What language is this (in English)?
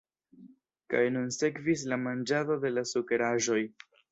Esperanto